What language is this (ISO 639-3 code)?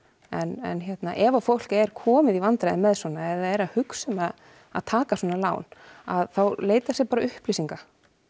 isl